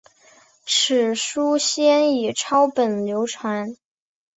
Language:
Chinese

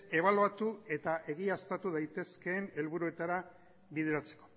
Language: Basque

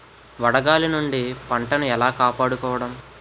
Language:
Telugu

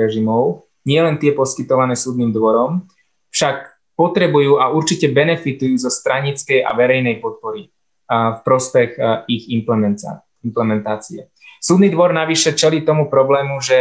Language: Slovak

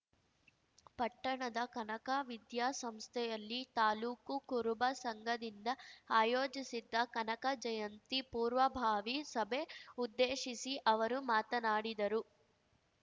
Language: Kannada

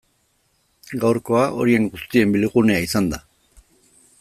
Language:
Basque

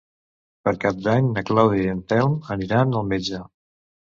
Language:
Catalan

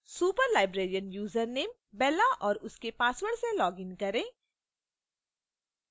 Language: Hindi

